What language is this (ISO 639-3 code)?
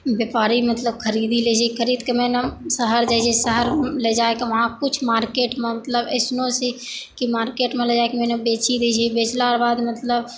mai